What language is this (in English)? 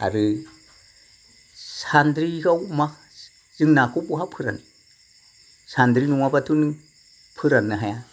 Bodo